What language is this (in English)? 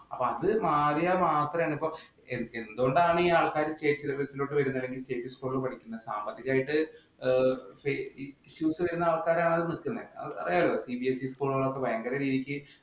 Malayalam